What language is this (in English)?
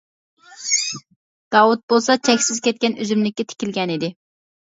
Uyghur